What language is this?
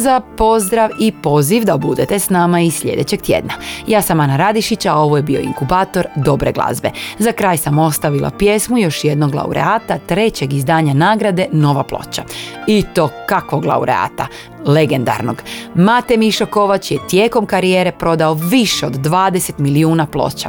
Croatian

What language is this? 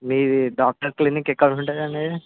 Telugu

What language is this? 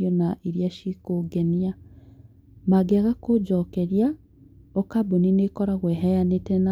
Kikuyu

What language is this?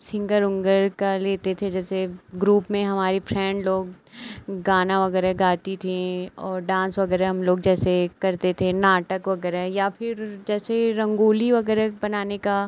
Hindi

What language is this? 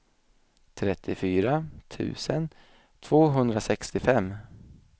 Swedish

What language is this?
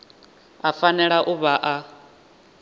Venda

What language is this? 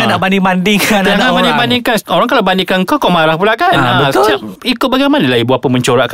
Malay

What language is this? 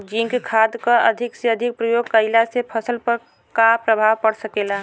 Bhojpuri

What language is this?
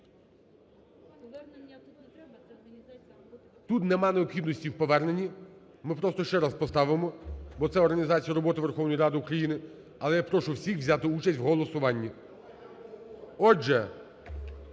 Ukrainian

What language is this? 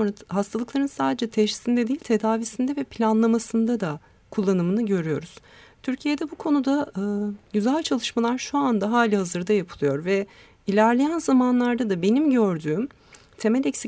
Turkish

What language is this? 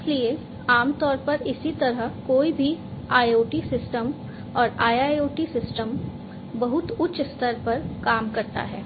Hindi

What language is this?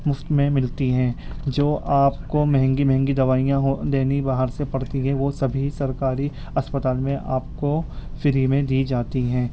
Urdu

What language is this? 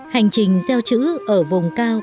Vietnamese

